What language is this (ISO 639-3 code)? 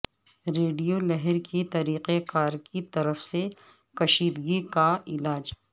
urd